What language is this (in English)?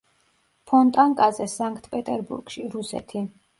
Georgian